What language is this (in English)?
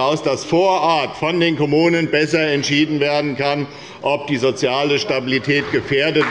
German